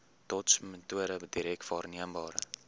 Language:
Afrikaans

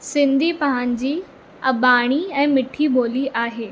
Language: Sindhi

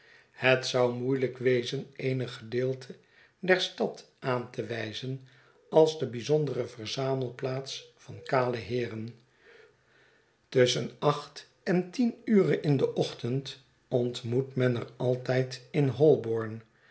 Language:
Dutch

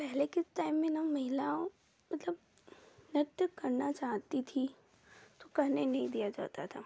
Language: Hindi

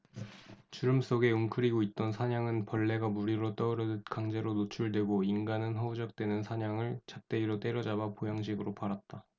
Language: Korean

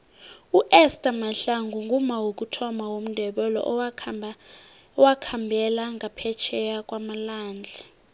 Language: South Ndebele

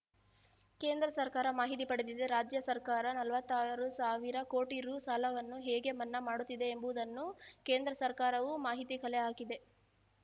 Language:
Kannada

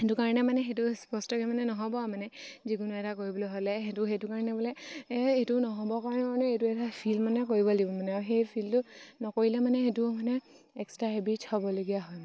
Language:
Assamese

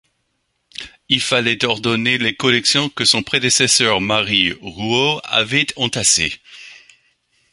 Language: French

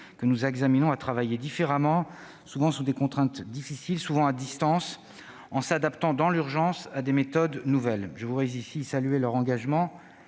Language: French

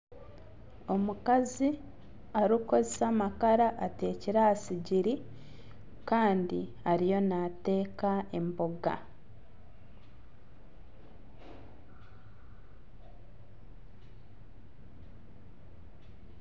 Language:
Nyankole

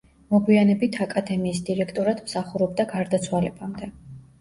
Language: Georgian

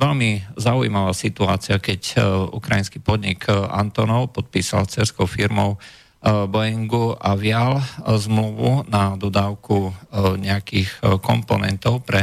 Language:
Slovak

